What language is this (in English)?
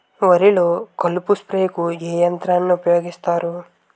Telugu